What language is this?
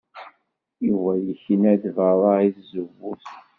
Kabyle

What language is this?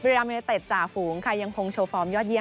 Thai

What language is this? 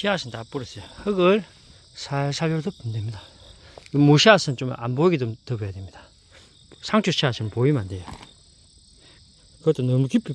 Korean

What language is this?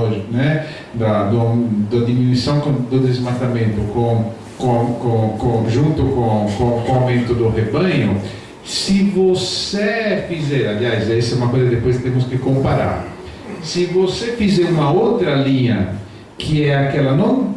Portuguese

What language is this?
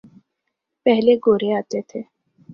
Urdu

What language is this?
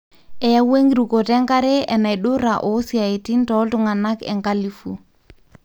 Masai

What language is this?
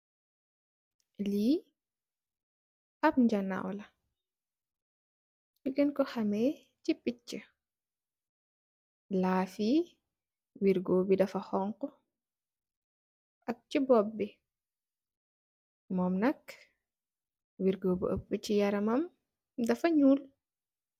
Wolof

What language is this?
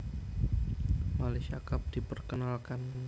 Javanese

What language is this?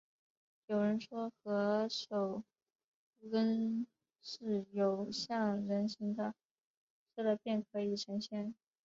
Chinese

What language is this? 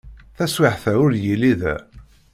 Kabyle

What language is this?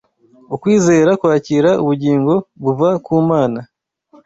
Kinyarwanda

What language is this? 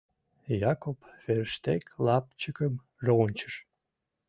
Mari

